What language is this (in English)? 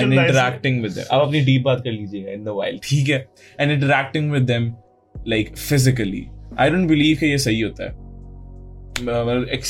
Urdu